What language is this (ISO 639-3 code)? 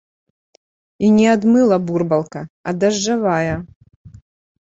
bel